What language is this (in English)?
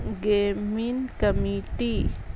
Urdu